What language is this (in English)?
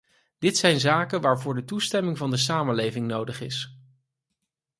Dutch